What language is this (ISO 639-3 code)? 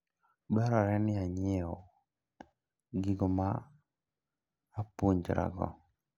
luo